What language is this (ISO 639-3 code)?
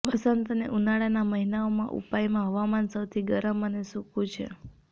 guj